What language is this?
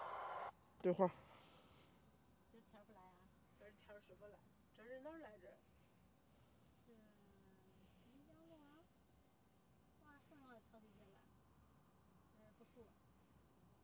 Chinese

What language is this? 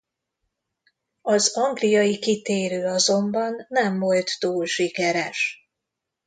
Hungarian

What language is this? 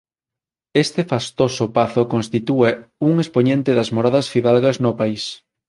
Galician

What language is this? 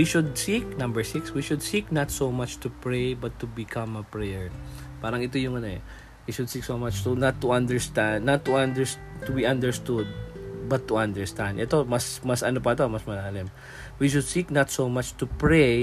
Filipino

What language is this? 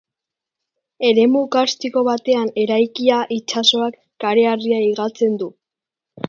Basque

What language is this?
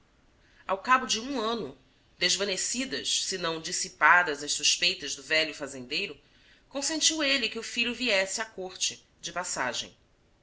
Portuguese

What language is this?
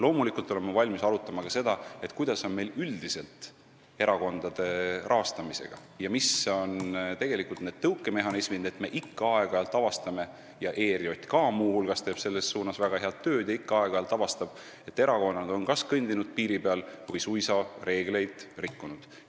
Estonian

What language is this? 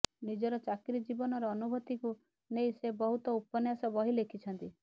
Odia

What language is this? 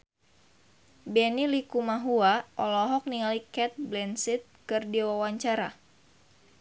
Sundanese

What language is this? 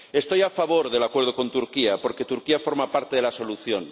Spanish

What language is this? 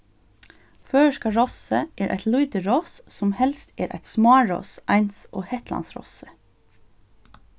Faroese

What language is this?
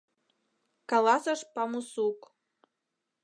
Mari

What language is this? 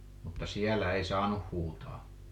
Finnish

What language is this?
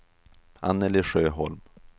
Swedish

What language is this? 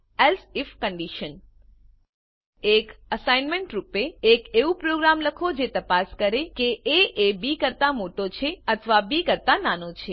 Gujarati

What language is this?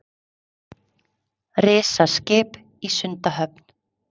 Icelandic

